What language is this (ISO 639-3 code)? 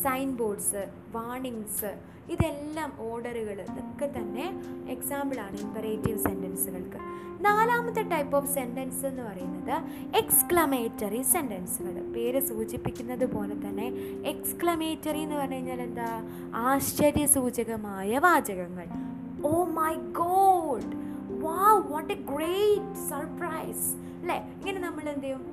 mal